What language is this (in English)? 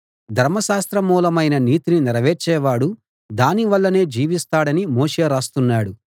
Telugu